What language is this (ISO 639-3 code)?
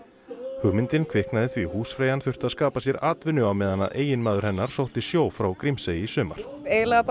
isl